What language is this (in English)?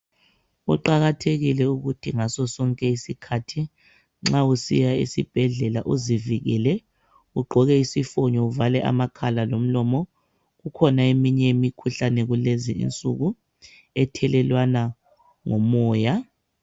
North Ndebele